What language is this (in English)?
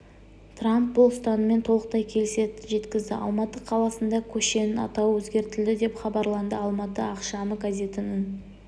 Kazakh